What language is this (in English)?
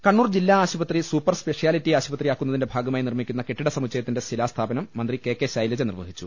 Malayalam